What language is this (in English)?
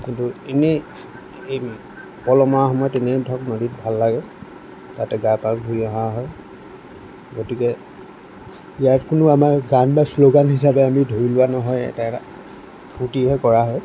Assamese